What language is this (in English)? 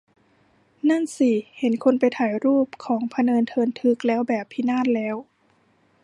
Thai